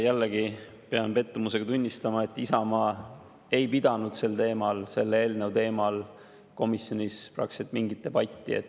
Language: Estonian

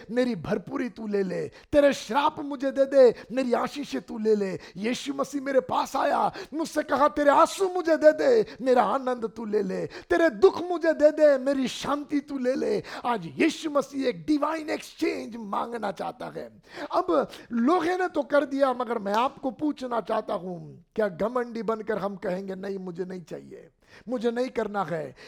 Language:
Hindi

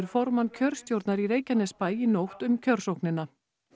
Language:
Icelandic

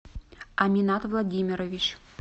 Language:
Russian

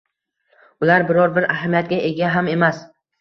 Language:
Uzbek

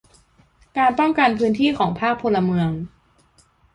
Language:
Thai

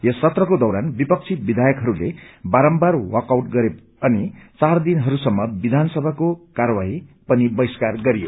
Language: Nepali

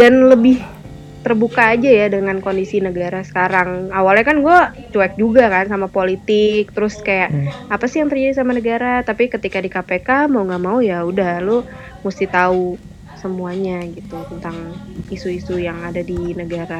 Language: Indonesian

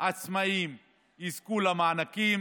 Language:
Hebrew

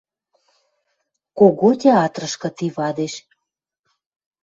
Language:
Western Mari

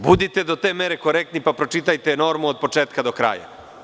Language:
Serbian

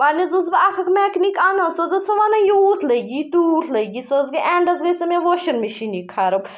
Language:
Kashmiri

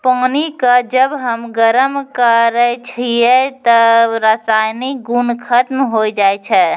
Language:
Maithili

